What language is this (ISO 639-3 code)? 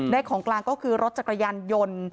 tha